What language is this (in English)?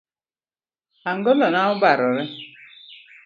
Luo (Kenya and Tanzania)